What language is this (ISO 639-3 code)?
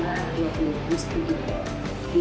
ind